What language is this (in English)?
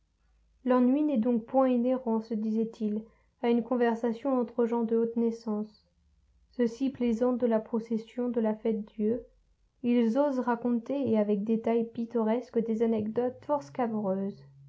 French